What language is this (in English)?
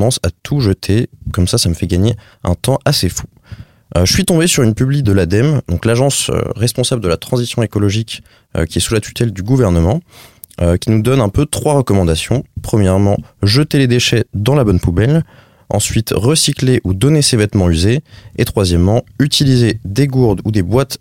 French